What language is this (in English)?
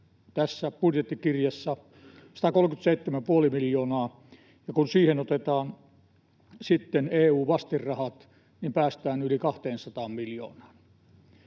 Finnish